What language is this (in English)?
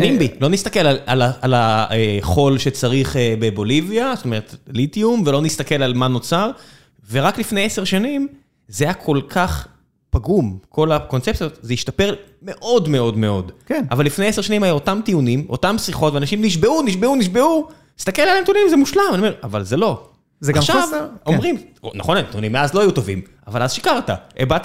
Hebrew